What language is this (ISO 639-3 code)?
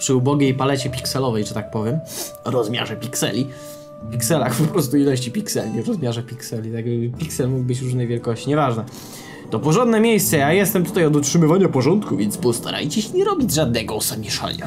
pol